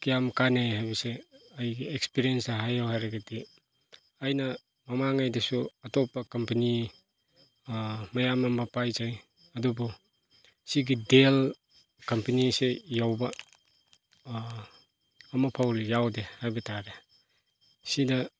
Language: Manipuri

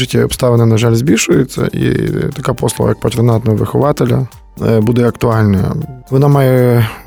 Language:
Ukrainian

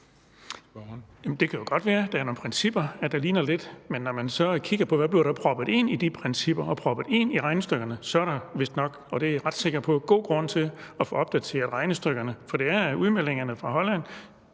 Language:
Danish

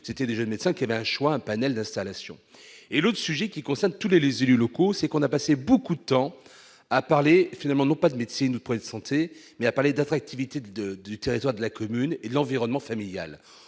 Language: French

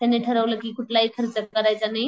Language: Marathi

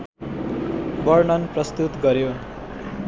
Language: Nepali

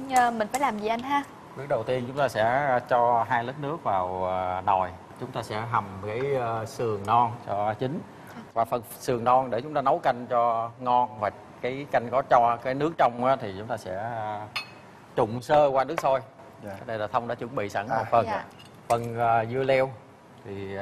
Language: Vietnamese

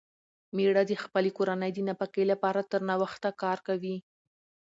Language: Pashto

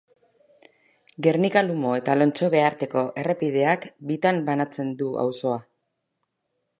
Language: Basque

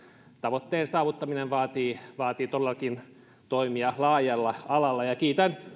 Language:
Finnish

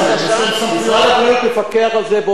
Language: Hebrew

